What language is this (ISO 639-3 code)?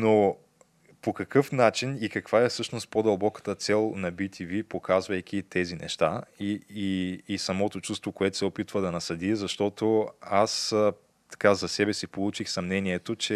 bul